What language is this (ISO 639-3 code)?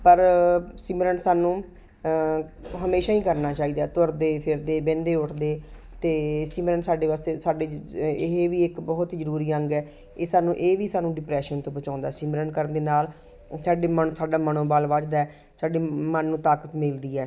pan